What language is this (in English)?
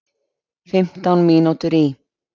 Icelandic